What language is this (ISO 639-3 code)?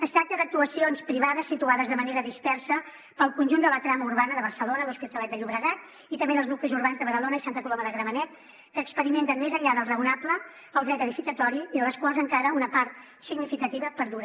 cat